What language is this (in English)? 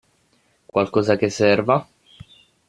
Italian